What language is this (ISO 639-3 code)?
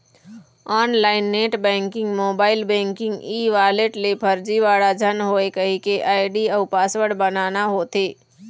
hne